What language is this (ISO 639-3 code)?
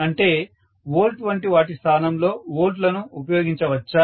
tel